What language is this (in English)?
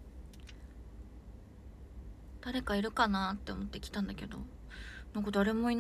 Japanese